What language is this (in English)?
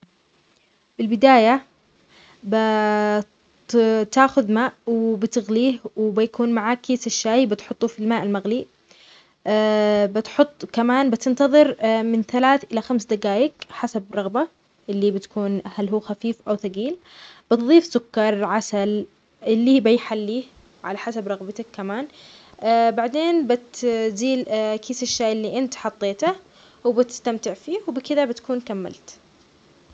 Omani Arabic